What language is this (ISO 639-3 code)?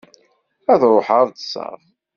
kab